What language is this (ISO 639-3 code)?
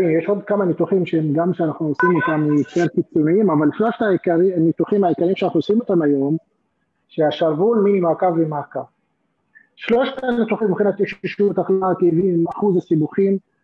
heb